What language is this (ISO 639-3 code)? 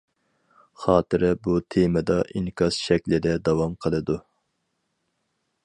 uig